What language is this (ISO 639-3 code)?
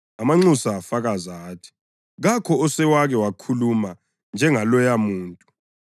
nde